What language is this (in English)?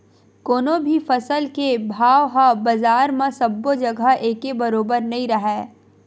Chhattisgarhi